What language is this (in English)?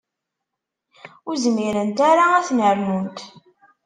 Kabyle